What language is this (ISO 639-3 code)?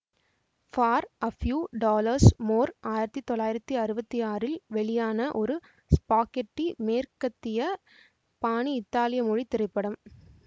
tam